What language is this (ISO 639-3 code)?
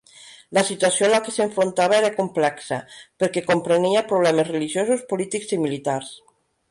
cat